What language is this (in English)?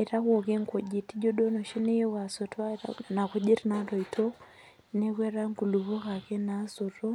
Masai